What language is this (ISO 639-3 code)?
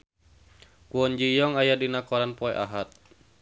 sun